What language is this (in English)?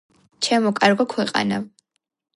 Georgian